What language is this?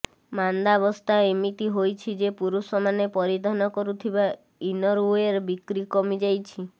Odia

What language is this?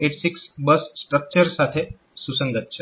Gujarati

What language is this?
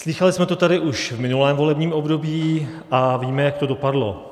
Czech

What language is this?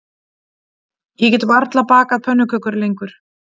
Icelandic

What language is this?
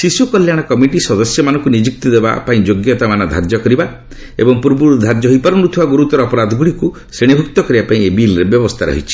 Odia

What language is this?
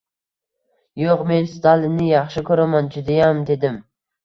Uzbek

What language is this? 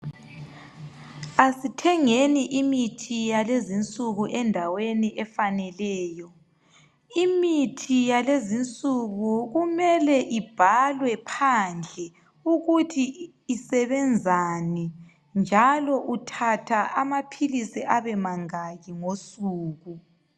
North Ndebele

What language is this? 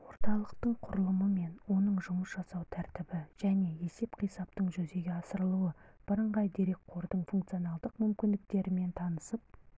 Kazakh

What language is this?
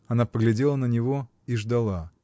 Russian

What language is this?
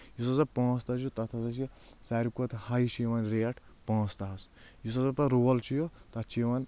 Kashmiri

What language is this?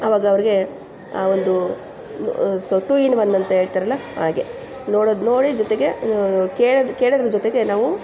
Kannada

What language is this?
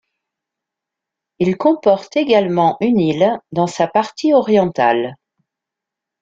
French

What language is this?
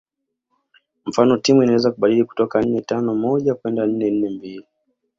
Swahili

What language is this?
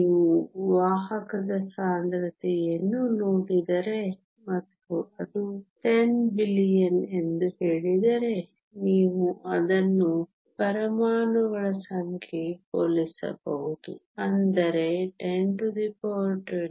Kannada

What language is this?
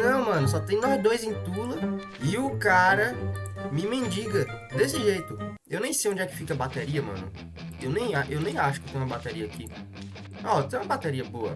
Portuguese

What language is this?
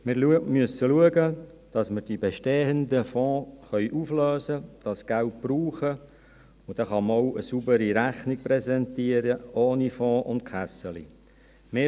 Swiss German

